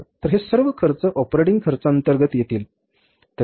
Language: Marathi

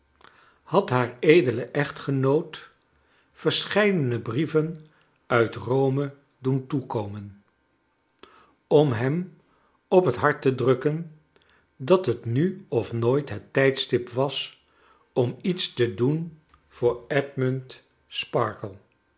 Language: Dutch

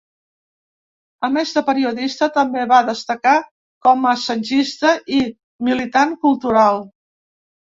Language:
Catalan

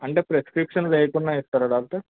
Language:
Telugu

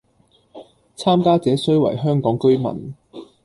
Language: Cantonese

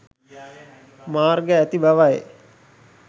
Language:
Sinhala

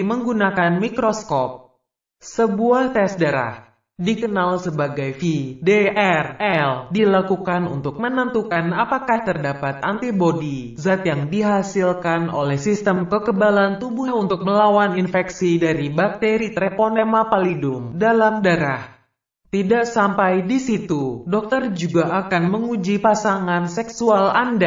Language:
Indonesian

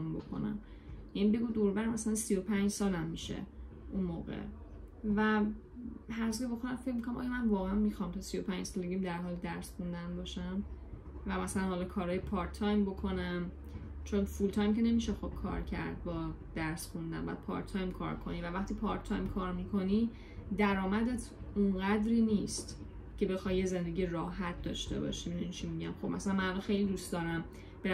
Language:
Persian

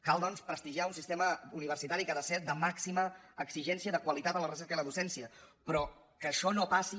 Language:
Catalan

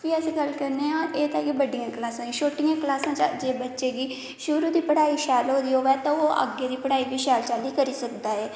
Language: Dogri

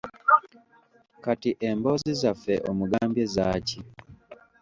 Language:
Ganda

